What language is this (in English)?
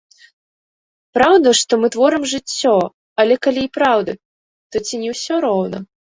Belarusian